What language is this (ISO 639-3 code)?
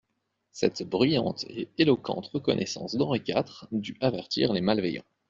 fra